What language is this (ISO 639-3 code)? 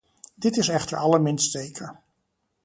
nld